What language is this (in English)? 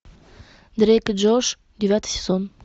Russian